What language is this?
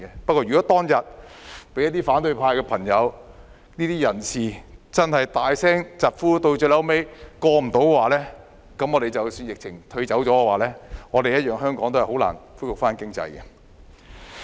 Cantonese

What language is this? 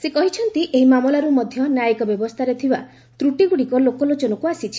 Odia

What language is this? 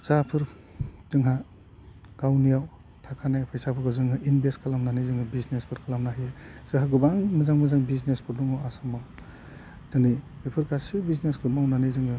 Bodo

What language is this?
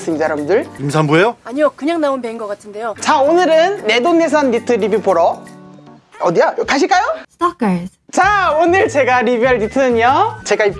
Korean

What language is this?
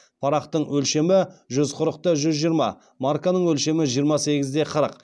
Kazakh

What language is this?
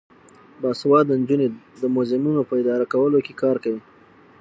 Pashto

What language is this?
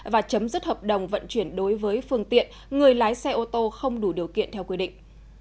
Vietnamese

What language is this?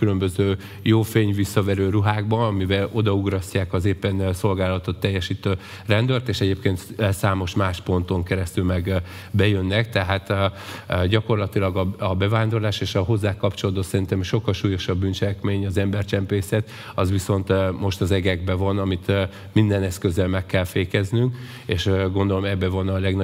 Hungarian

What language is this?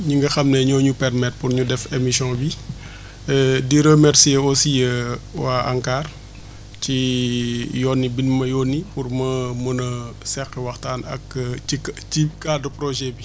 Wolof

